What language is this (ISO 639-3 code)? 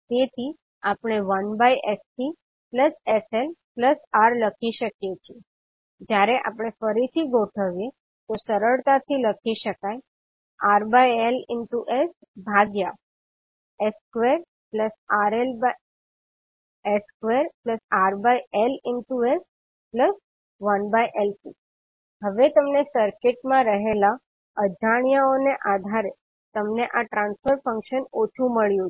guj